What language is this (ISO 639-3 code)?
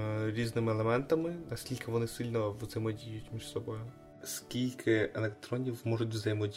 ukr